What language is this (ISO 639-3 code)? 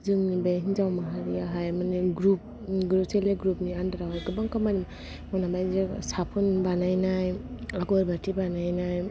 brx